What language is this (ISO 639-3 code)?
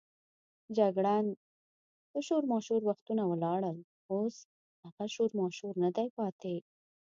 pus